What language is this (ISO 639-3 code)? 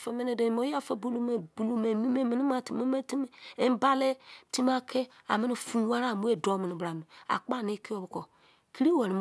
ijc